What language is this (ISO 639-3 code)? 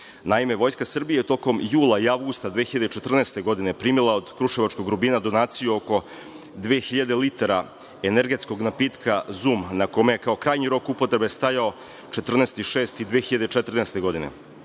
srp